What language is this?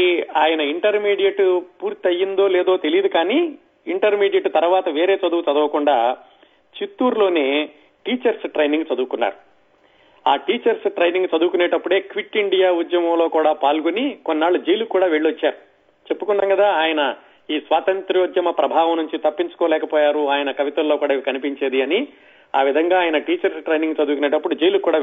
Telugu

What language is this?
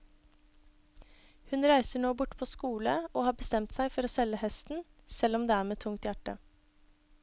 Norwegian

